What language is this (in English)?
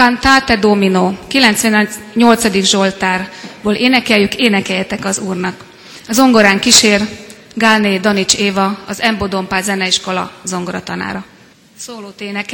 Hungarian